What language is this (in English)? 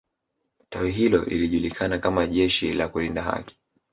Swahili